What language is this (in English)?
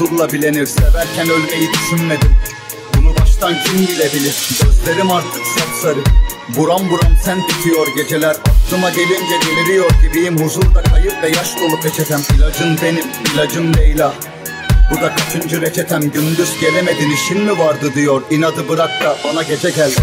Turkish